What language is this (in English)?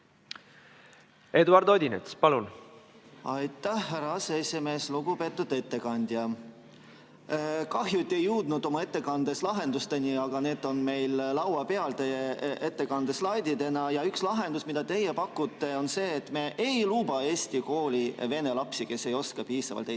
Estonian